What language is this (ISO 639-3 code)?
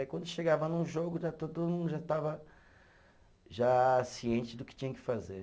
por